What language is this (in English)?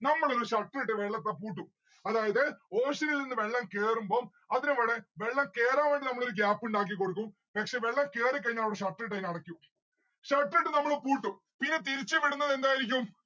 Malayalam